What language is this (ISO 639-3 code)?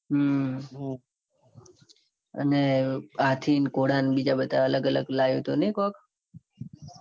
guj